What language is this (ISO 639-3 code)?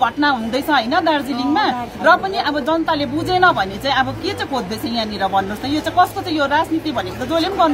kor